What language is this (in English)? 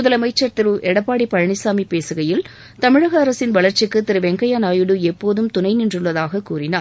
Tamil